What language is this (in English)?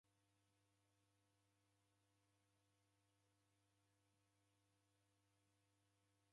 Taita